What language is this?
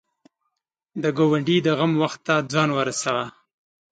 Pashto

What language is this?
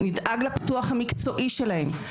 Hebrew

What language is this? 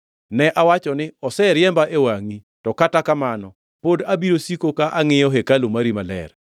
Luo (Kenya and Tanzania)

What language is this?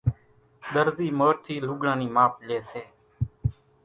Kachi Koli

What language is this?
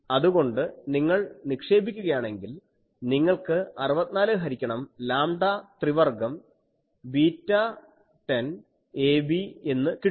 Malayalam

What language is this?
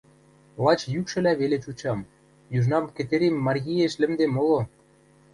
Western Mari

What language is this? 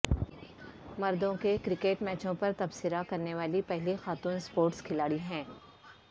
Urdu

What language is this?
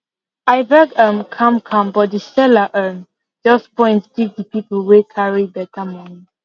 Nigerian Pidgin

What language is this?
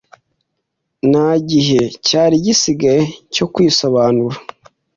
Kinyarwanda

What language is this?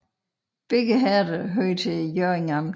Danish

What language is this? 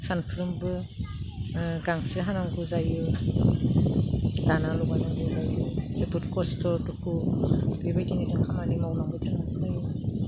Bodo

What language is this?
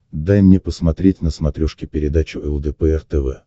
Russian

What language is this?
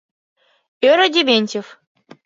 Mari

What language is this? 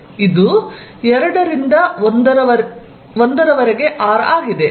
Kannada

